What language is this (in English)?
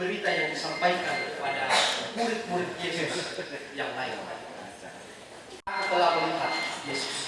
Indonesian